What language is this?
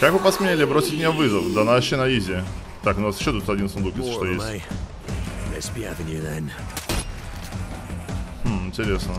Russian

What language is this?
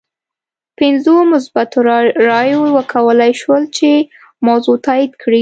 Pashto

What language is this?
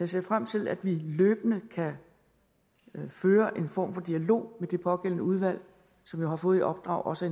Danish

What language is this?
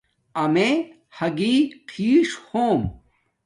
Domaaki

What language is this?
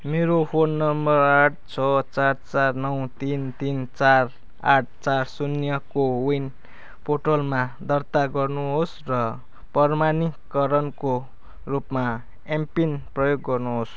Nepali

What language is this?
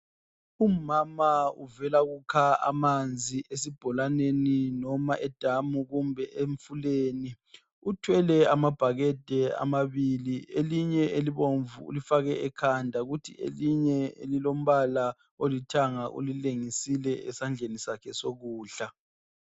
North Ndebele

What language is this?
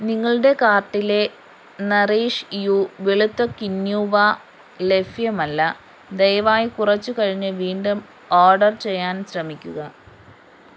Malayalam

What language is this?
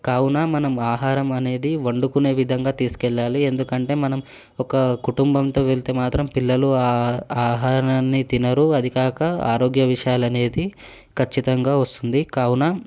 Telugu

